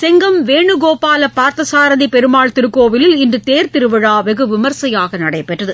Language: Tamil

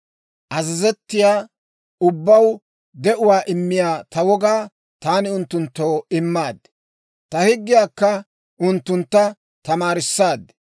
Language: Dawro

